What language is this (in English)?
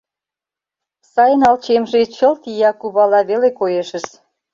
Mari